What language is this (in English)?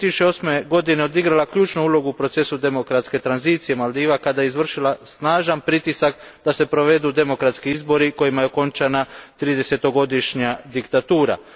Croatian